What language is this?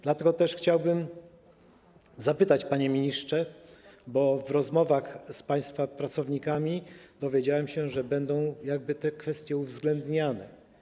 Polish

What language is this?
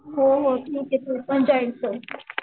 Marathi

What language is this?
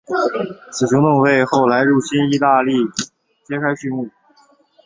Chinese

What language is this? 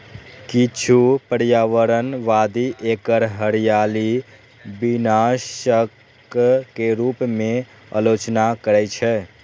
Maithili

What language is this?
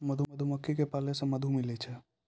Maithili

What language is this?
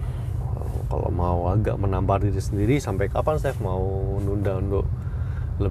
Indonesian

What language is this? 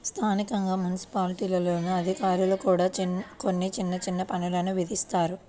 Telugu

